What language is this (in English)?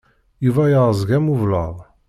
Kabyle